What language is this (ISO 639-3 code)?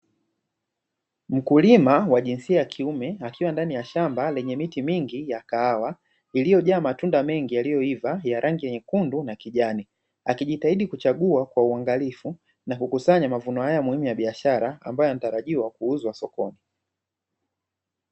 swa